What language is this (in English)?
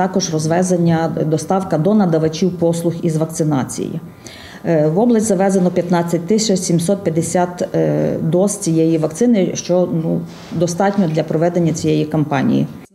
Ukrainian